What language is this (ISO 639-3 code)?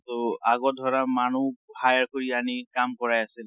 asm